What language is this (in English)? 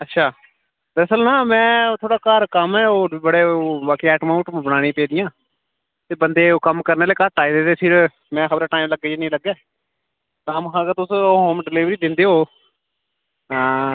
Dogri